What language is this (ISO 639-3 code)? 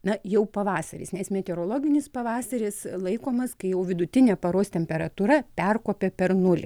lit